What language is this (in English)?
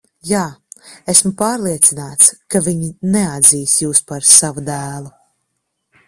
Latvian